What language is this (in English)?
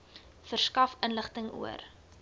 Afrikaans